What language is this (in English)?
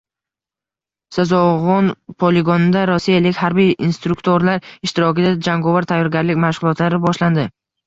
Uzbek